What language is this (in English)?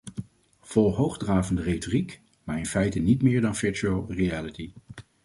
Dutch